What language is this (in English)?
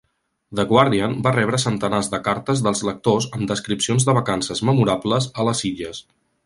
Catalan